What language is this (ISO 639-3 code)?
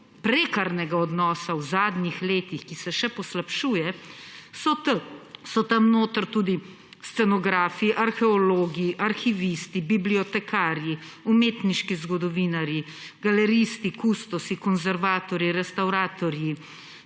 slv